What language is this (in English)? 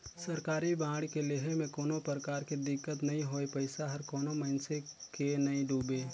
Chhattisgarhi